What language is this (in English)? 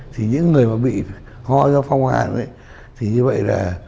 Vietnamese